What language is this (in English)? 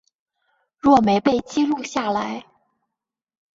Chinese